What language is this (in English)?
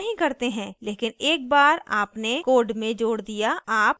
Hindi